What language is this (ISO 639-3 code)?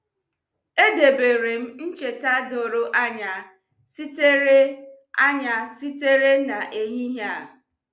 ibo